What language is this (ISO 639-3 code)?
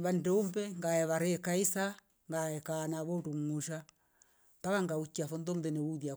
rof